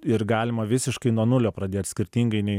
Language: Lithuanian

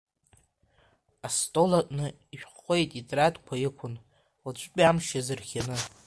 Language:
Abkhazian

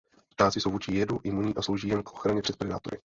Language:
Czech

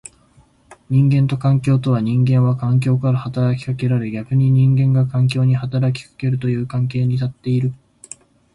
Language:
Japanese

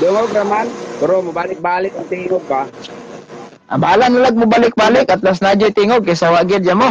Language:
Filipino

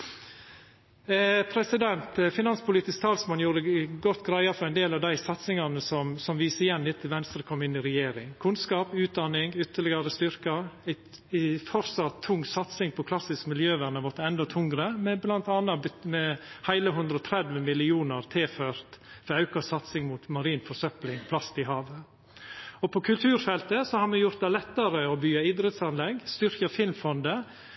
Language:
Norwegian Nynorsk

